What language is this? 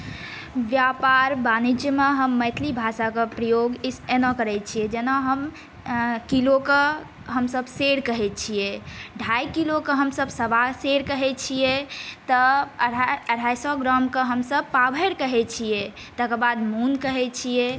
Maithili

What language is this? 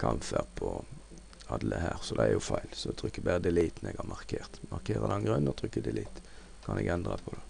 Norwegian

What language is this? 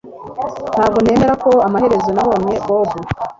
Kinyarwanda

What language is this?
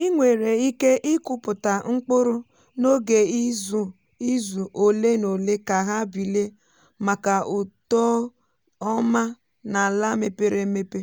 Igbo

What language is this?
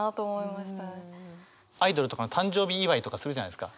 Japanese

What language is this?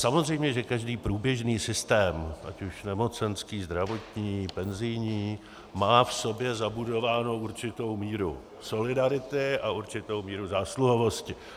Czech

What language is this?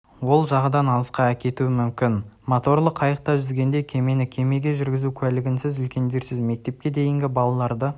Kazakh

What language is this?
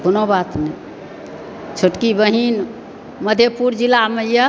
Maithili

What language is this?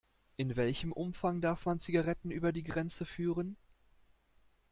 German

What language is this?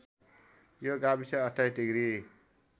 Nepali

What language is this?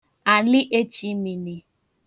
Igbo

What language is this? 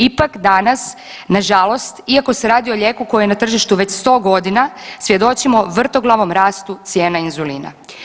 Croatian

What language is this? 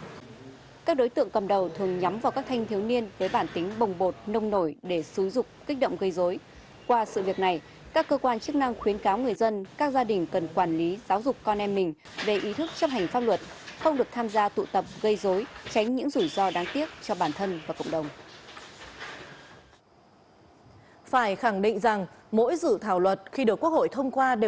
Vietnamese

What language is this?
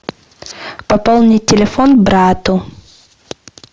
Russian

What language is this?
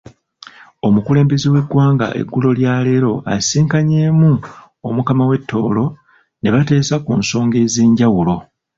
Ganda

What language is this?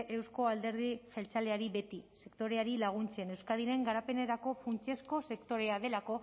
Basque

